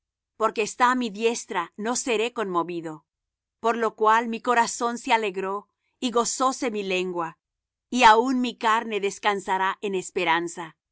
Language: Spanish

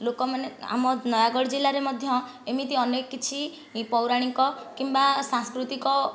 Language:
Odia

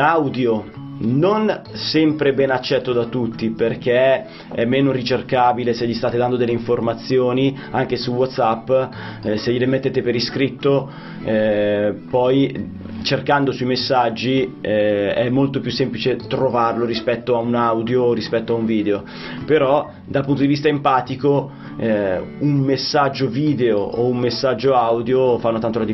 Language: Italian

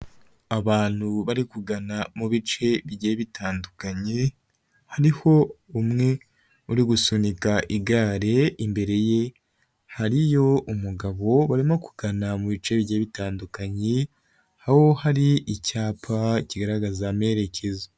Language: Kinyarwanda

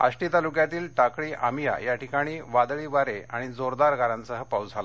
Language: Marathi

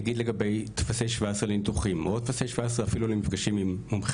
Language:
Hebrew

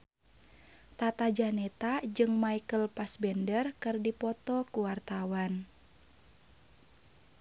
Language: Sundanese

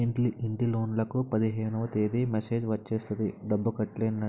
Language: Telugu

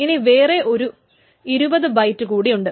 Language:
Malayalam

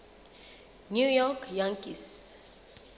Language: Southern Sotho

